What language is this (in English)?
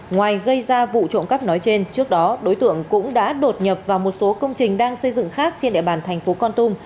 Vietnamese